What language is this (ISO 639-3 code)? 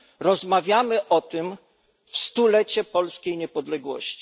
pol